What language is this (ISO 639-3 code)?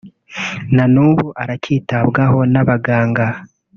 kin